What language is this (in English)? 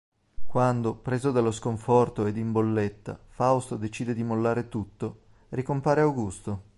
Italian